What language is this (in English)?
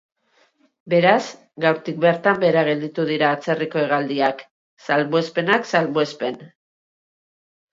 Basque